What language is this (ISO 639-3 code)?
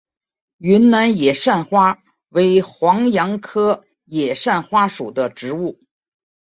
zho